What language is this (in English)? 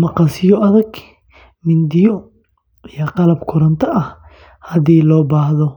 Somali